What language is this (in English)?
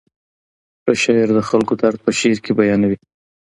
Pashto